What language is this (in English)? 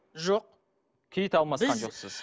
Kazakh